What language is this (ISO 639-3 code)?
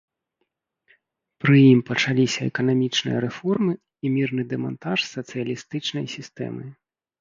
bel